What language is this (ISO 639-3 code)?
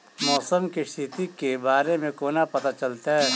mai